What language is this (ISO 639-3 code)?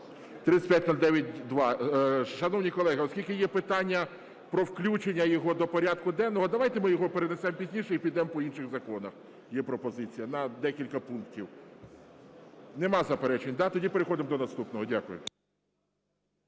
ukr